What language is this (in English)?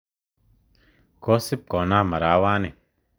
Kalenjin